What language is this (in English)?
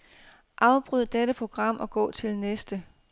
Danish